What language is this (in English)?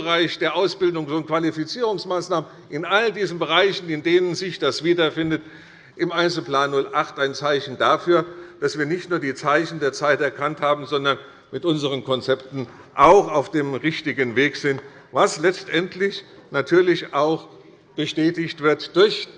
German